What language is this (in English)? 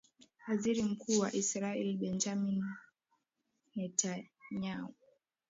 Swahili